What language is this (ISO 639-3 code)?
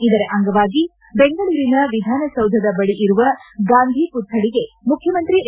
kan